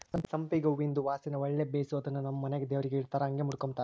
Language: Kannada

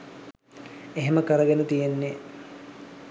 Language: Sinhala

